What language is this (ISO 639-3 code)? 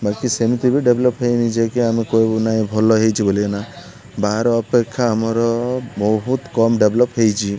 ori